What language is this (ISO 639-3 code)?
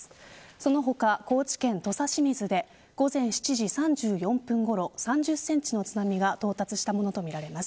jpn